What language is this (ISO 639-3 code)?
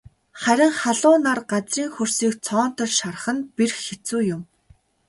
mon